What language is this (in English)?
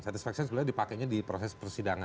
Indonesian